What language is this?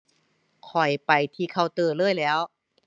Thai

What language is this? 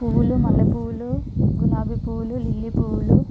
Telugu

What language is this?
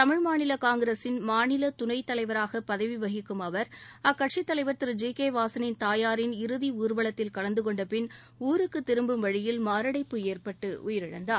Tamil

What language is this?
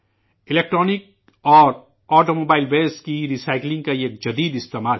Urdu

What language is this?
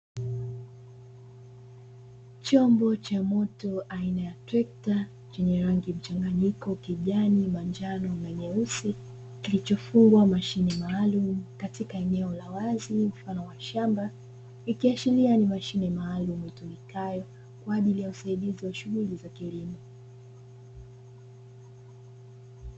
Swahili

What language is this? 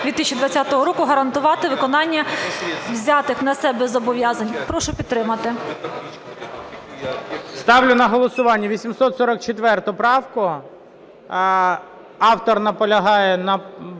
Ukrainian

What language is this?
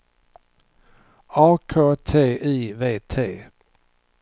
Swedish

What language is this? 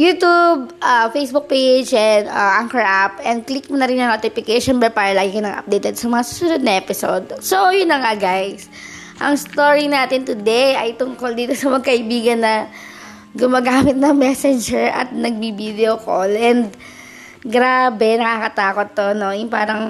Filipino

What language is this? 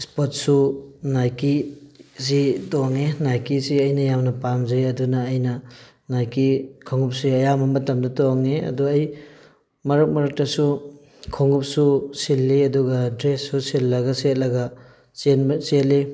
Manipuri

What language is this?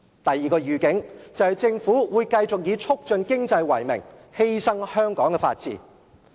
Cantonese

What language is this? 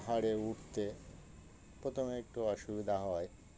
Bangla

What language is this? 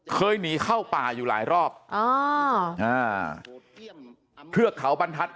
Thai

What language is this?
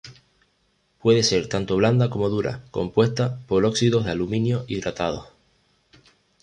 Spanish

